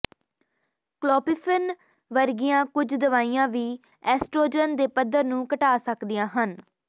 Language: Punjabi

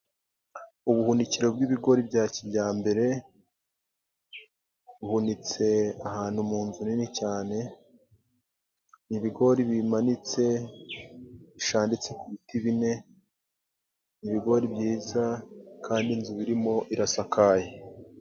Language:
Kinyarwanda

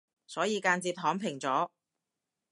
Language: Cantonese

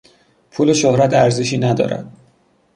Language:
Persian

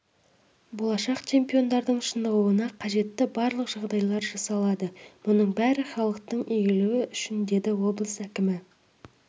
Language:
Kazakh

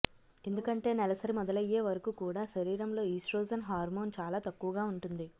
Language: Telugu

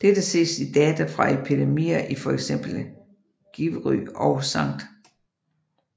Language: Danish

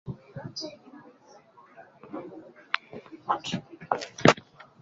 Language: Swahili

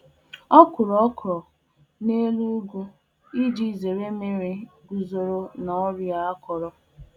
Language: Igbo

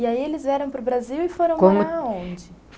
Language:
Portuguese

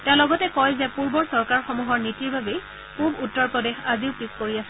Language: Assamese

